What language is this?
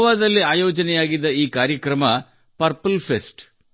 Kannada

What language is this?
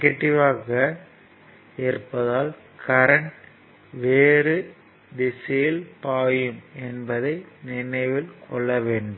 Tamil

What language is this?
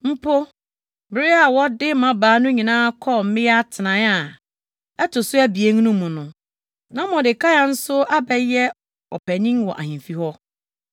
Akan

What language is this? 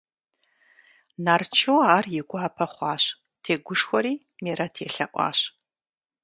Kabardian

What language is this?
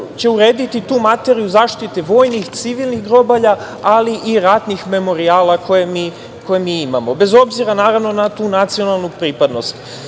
Serbian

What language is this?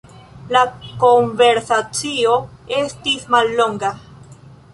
Esperanto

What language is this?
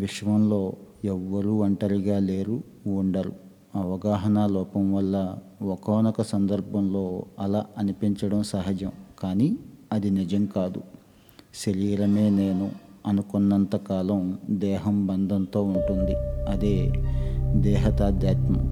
Telugu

